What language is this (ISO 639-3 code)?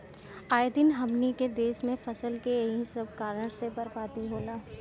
bho